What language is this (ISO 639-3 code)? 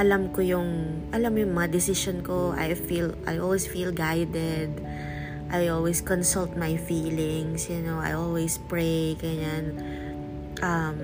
fil